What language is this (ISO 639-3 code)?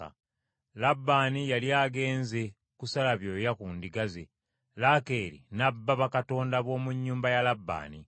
lug